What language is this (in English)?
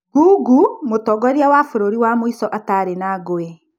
Kikuyu